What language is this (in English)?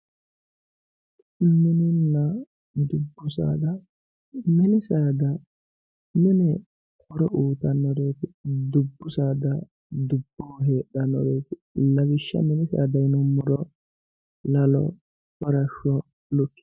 Sidamo